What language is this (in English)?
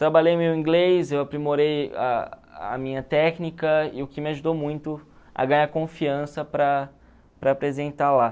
Portuguese